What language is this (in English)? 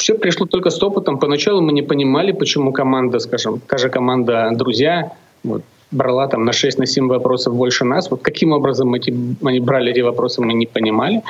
Russian